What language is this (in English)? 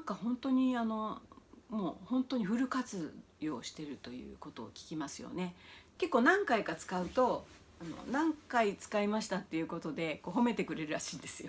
Japanese